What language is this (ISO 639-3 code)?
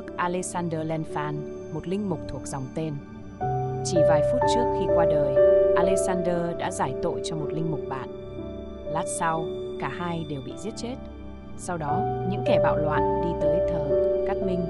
vie